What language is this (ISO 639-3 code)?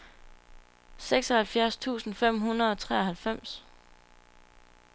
dan